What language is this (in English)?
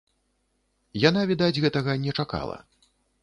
Belarusian